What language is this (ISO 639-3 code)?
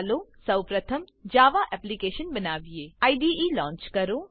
guj